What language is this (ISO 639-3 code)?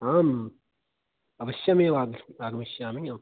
san